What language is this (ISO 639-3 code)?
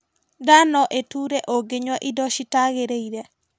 kik